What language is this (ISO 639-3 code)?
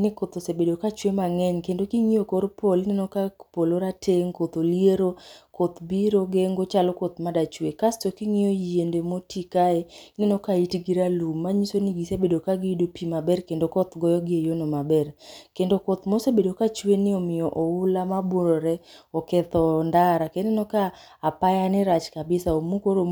luo